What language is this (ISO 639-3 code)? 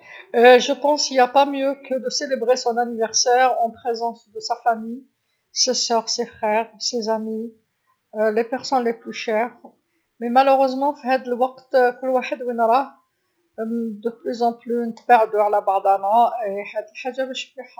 arq